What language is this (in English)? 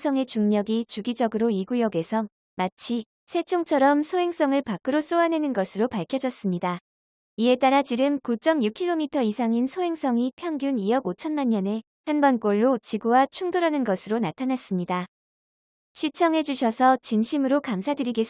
Korean